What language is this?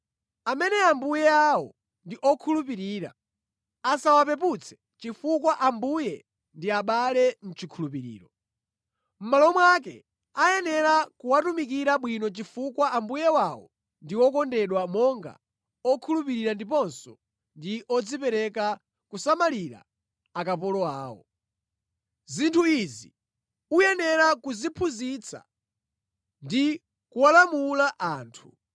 Nyanja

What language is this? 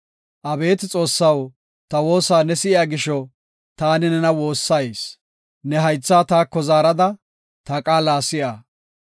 Gofa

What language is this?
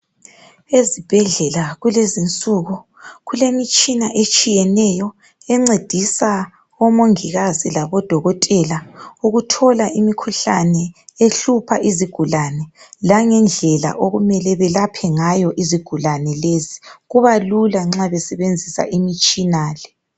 North Ndebele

